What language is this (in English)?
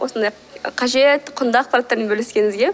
Kazakh